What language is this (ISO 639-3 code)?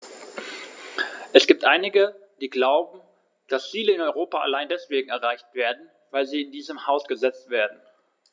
deu